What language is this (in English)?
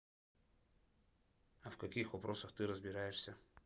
Russian